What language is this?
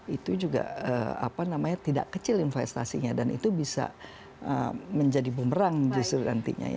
Indonesian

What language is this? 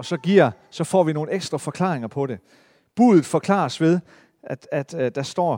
Danish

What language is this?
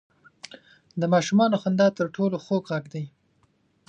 Pashto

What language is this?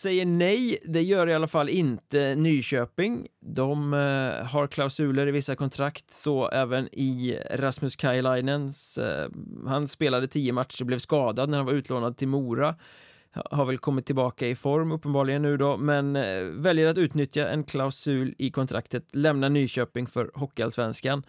Swedish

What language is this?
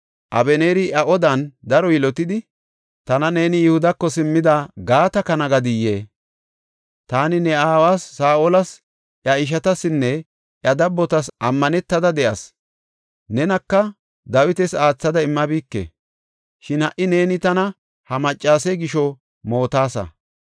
Gofa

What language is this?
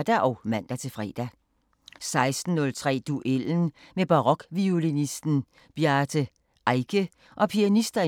Danish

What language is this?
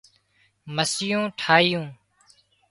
Wadiyara Koli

